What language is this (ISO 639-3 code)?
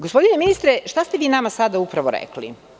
srp